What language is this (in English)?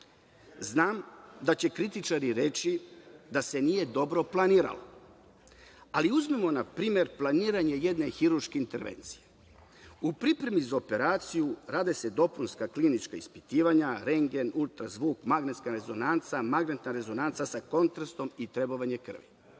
Serbian